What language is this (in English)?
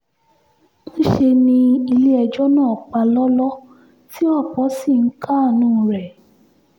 Yoruba